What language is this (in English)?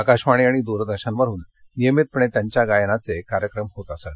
Marathi